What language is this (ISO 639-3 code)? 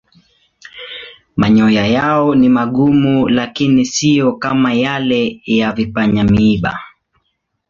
swa